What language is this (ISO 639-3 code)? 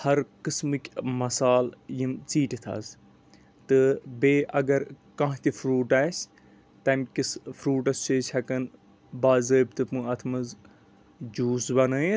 kas